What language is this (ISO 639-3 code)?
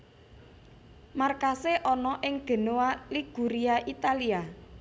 jav